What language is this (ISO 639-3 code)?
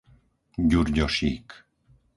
slk